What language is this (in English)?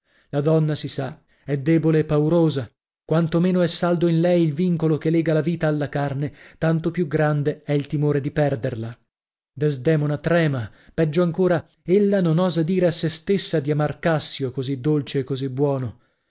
Italian